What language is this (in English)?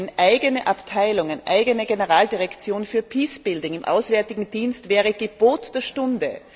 German